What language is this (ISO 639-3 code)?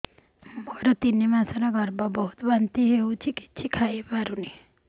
ori